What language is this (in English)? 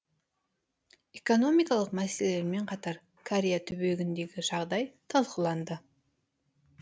Kazakh